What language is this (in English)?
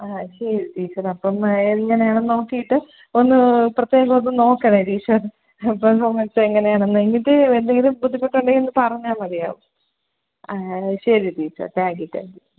Malayalam